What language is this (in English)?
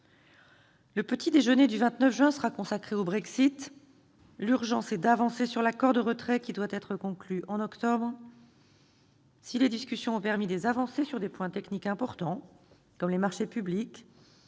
French